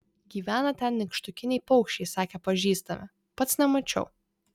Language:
Lithuanian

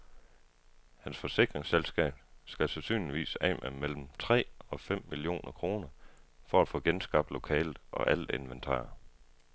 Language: Danish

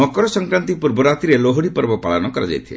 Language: Odia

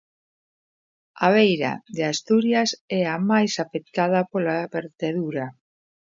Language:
Galician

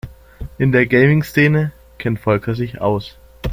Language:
German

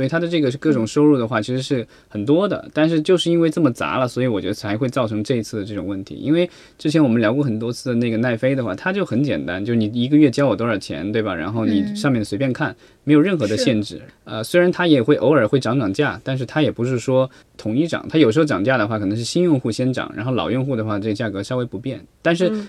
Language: Chinese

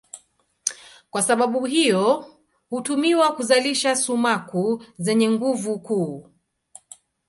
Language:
Swahili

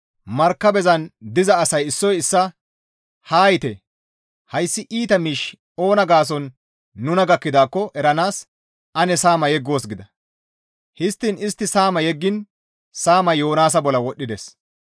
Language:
Gamo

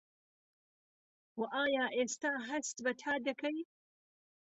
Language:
Central Kurdish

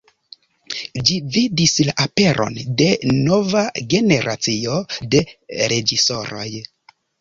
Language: Esperanto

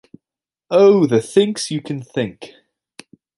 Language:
English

